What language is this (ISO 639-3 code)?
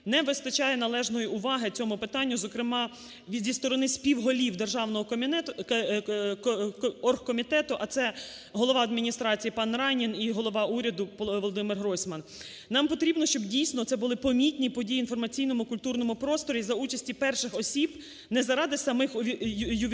ukr